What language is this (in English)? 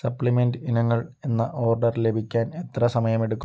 Malayalam